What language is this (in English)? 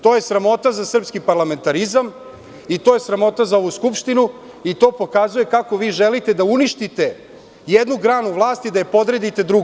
Serbian